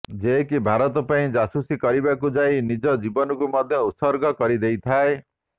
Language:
Odia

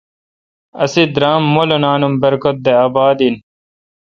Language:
Kalkoti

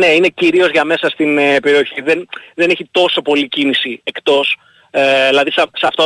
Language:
Greek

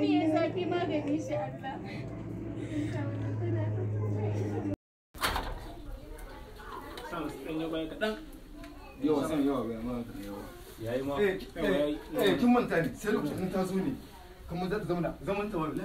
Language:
Arabic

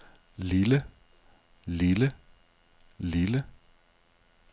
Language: Danish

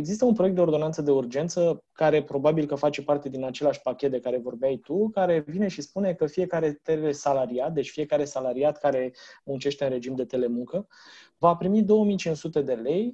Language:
Romanian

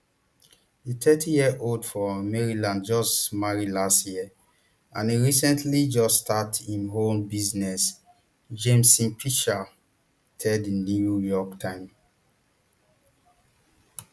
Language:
Nigerian Pidgin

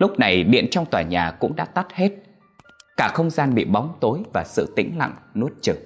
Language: Vietnamese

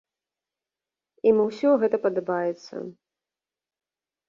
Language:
Belarusian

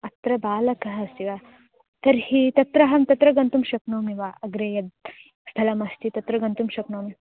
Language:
Sanskrit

